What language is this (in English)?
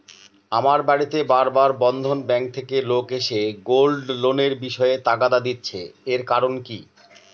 Bangla